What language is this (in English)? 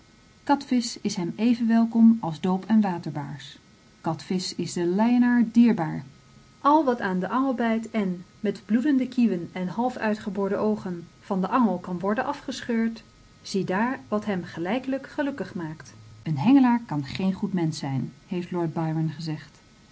Dutch